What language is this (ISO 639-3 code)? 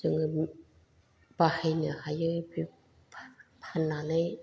brx